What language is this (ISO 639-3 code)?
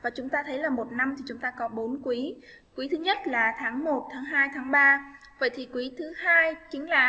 vie